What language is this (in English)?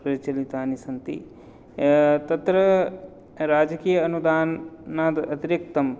Sanskrit